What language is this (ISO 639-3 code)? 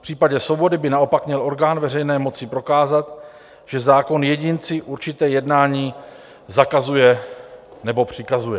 ces